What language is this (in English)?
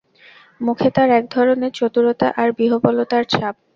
Bangla